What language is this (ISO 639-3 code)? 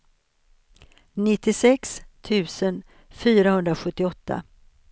swe